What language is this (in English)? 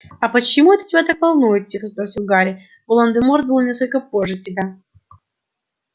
Russian